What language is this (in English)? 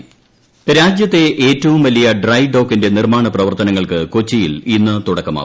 Malayalam